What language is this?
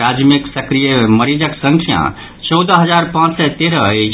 Maithili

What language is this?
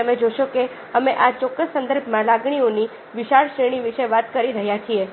Gujarati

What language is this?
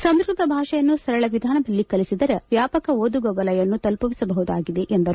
Kannada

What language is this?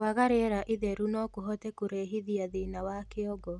Kikuyu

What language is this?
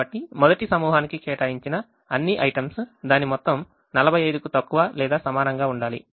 Telugu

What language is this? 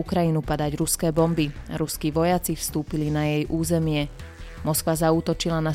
Slovak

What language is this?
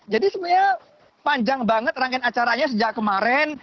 Indonesian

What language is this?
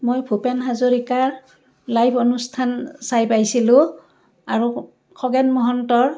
Assamese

